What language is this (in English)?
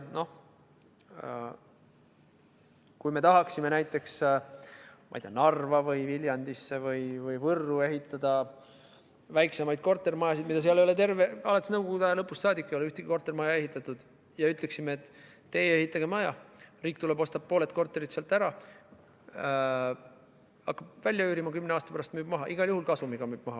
Estonian